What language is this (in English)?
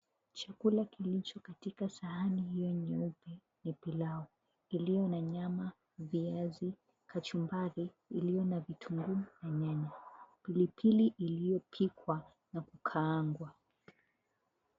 Swahili